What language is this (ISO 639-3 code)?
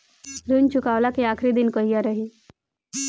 bho